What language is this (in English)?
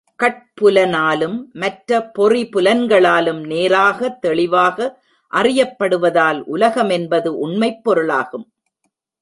Tamil